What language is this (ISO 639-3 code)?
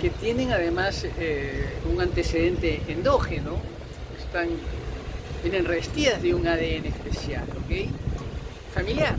spa